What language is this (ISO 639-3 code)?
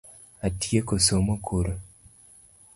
luo